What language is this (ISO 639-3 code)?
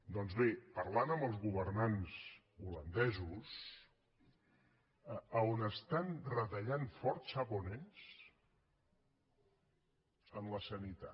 cat